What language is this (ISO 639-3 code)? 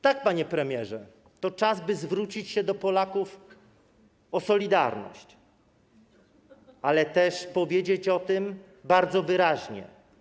pol